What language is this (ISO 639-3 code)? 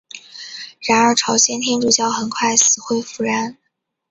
zho